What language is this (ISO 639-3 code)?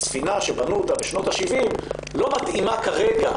heb